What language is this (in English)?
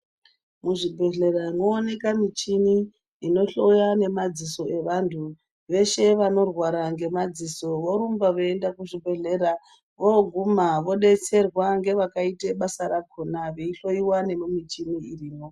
Ndau